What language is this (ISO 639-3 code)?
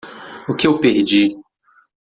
por